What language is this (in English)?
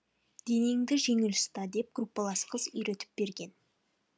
Kazakh